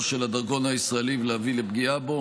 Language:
Hebrew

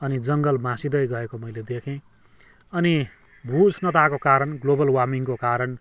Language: Nepali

